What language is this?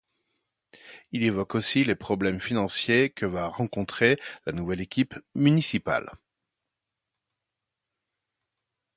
French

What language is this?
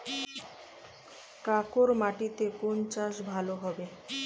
Bangla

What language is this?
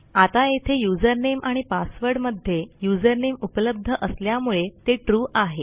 Marathi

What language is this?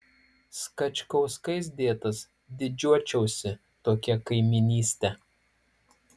Lithuanian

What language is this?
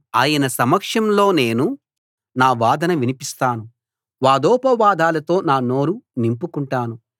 Telugu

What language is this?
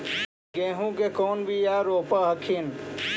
Magahi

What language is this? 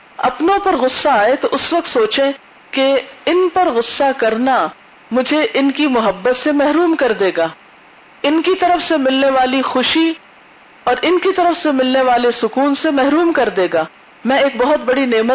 Urdu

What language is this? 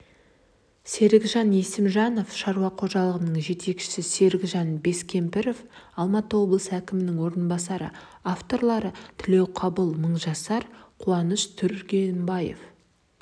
Kazakh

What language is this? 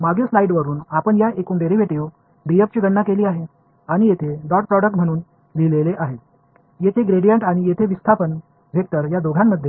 Marathi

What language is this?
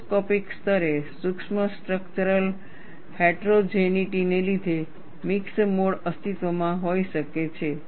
Gujarati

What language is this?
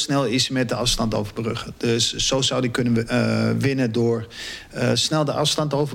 Dutch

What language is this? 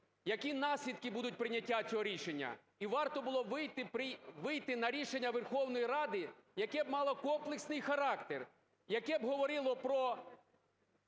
Ukrainian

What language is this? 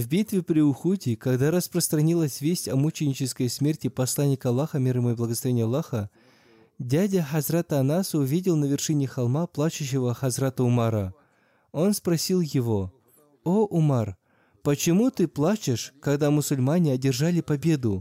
Russian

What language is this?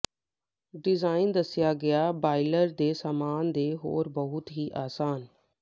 Punjabi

